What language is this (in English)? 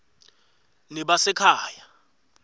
Swati